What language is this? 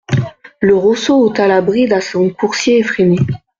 French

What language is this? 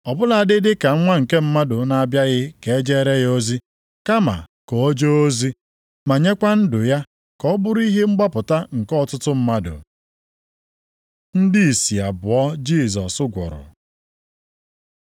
Igbo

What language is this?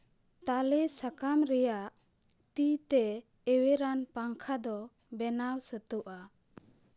Santali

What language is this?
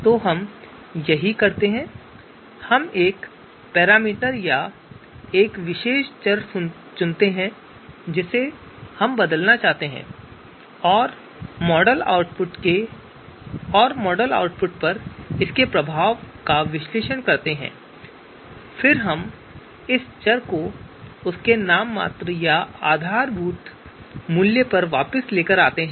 Hindi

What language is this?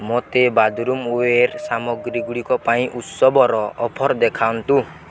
Odia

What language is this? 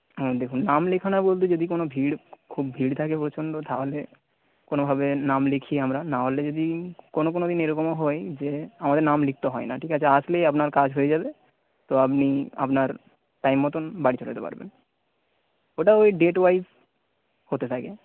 Bangla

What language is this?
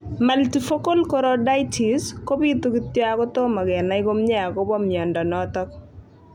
Kalenjin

